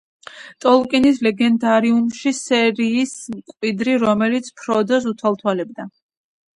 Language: Georgian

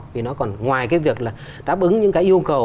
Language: Vietnamese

